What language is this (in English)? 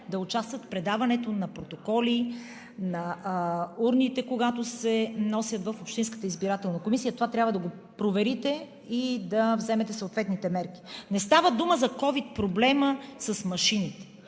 Bulgarian